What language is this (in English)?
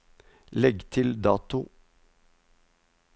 Norwegian